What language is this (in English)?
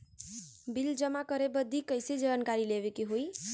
Bhojpuri